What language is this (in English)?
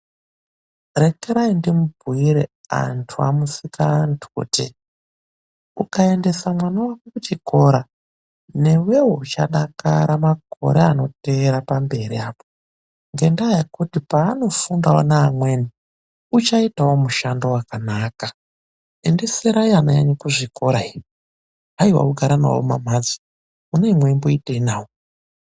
Ndau